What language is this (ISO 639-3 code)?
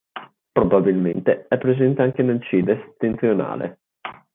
ita